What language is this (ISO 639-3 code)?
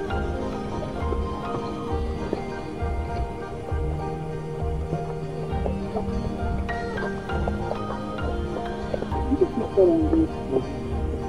kor